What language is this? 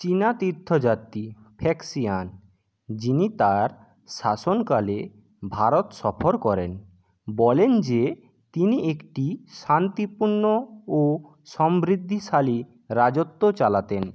Bangla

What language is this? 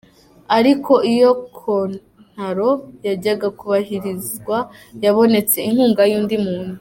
Kinyarwanda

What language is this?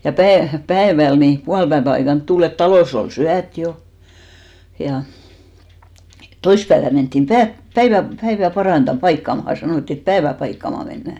Finnish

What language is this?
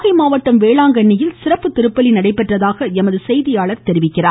Tamil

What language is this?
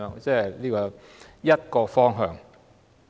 Cantonese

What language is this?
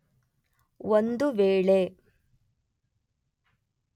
Kannada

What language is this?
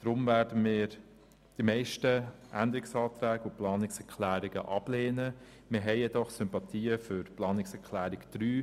Swiss German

